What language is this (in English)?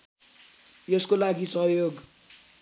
Nepali